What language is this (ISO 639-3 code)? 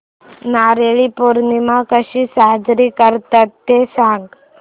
mar